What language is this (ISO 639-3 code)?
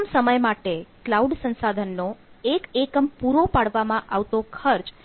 guj